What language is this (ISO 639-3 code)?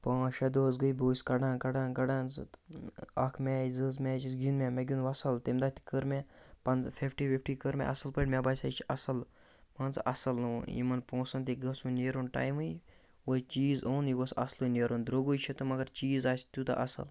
kas